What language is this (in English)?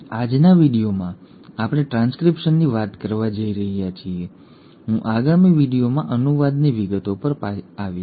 Gujarati